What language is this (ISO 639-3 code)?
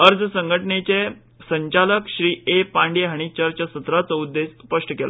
kok